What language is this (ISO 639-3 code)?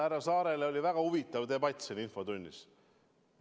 est